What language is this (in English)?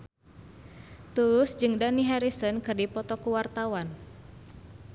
Sundanese